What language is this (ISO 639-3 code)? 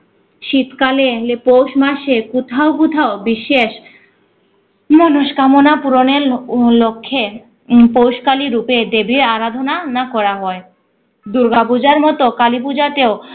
ben